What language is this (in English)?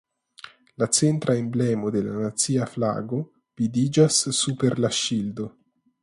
Esperanto